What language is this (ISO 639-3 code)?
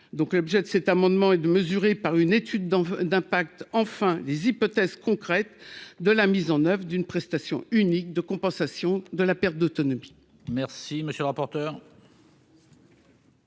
fra